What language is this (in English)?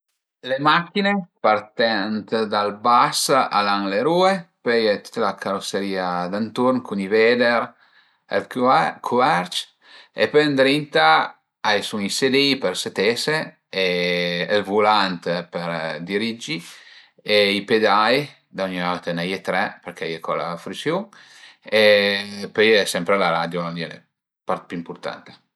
Piedmontese